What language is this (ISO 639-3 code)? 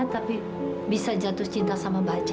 ind